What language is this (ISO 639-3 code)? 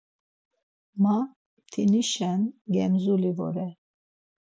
lzz